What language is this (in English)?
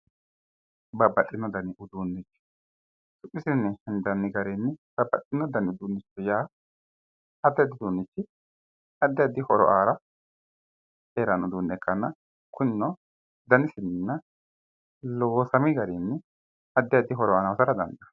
Sidamo